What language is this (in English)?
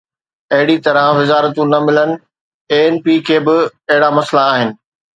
Sindhi